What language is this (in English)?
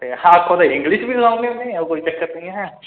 Dogri